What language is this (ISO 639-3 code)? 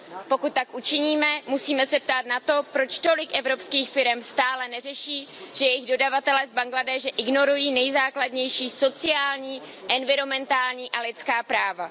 ces